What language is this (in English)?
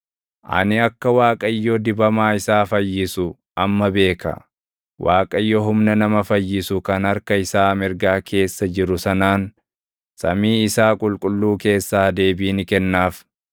Oromo